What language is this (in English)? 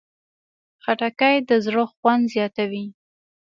Pashto